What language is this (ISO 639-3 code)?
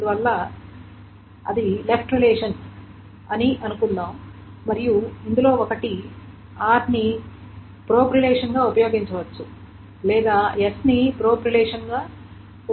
tel